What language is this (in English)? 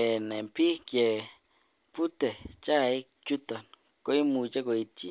Kalenjin